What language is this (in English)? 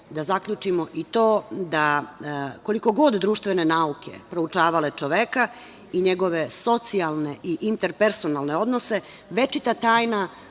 Serbian